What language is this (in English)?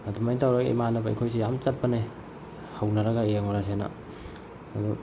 Manipuri